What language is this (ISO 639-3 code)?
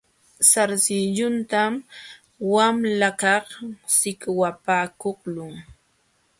qxw